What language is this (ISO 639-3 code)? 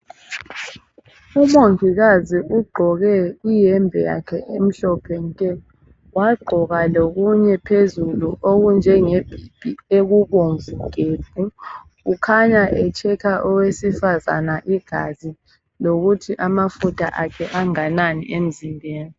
nde